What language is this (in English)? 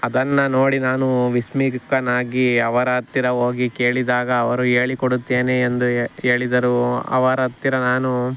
Kannada